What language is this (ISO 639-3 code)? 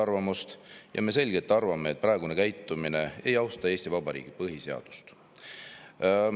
est